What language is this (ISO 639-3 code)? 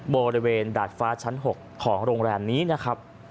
tha